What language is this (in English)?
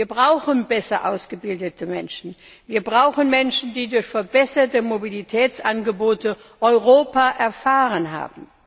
German